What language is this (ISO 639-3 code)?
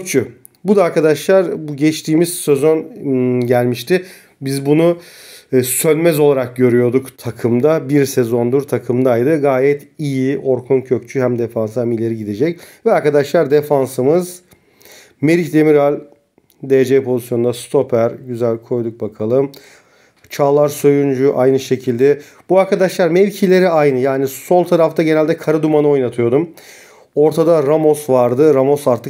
tur